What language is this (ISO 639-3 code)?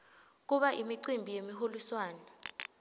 ssw